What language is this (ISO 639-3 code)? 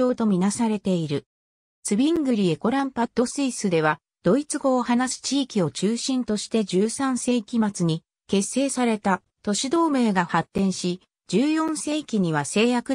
jpn